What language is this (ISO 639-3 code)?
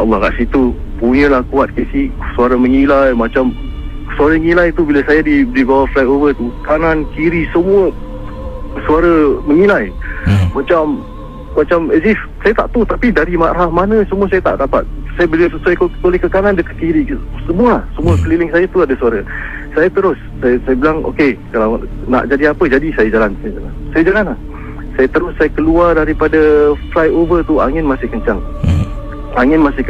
msa